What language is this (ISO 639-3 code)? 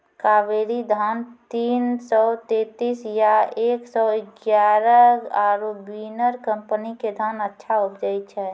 mai